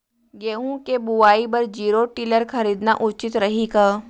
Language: Chhattisgarhi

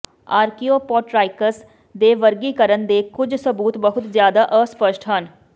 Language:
Punjabi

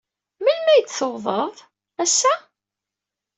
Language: Kabyle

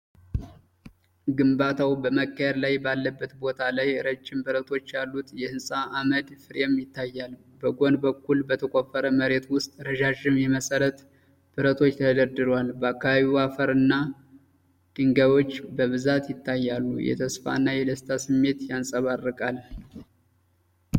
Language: Amharic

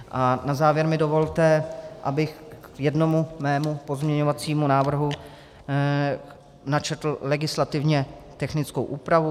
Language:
Czech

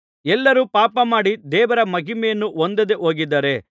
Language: Kannada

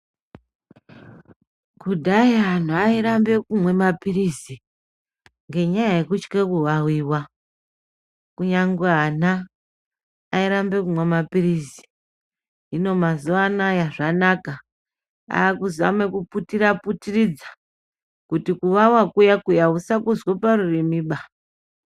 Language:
Ndau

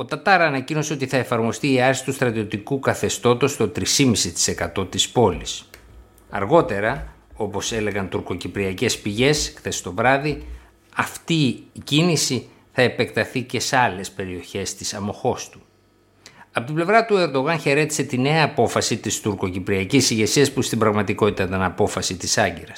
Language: Greek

